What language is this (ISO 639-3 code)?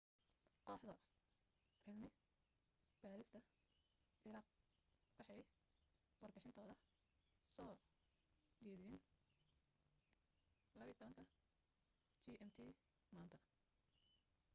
som